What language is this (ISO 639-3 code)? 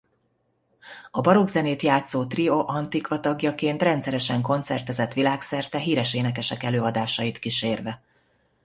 hun